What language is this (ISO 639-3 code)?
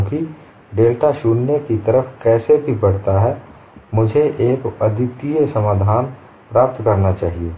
hin